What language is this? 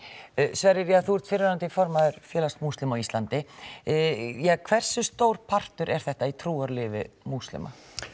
Icelandic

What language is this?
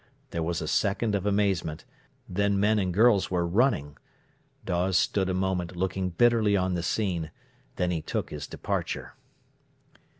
English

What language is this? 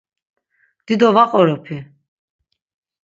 Laz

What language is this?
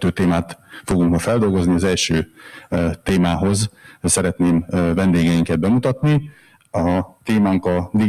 Hungarian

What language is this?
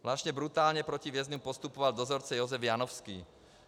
Czech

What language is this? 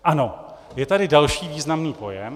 Czech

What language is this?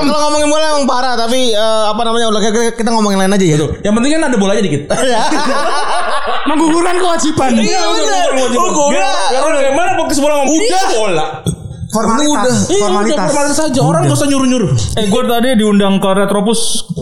Indonesian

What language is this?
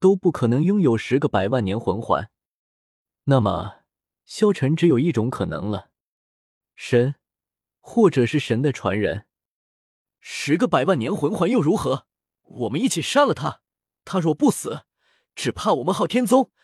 Chinese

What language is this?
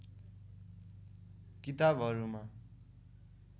Nepali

